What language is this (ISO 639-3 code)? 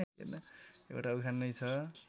nep